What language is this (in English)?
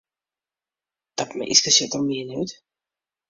Western Frisian